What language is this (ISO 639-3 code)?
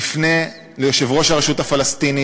heb